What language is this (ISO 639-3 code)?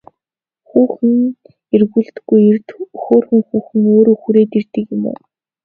mon